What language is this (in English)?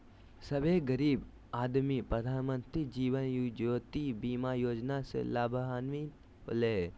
Magahi